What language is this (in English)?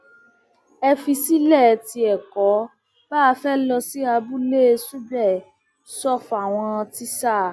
Yoruba